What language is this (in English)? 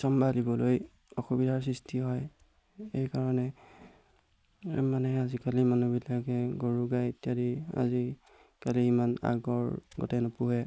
Assamese